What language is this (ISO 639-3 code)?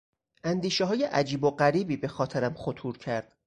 fas